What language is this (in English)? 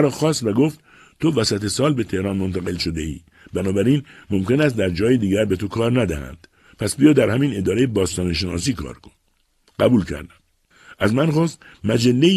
Persian